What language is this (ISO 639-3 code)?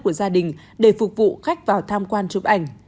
vie